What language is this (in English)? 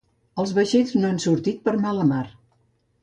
Catalan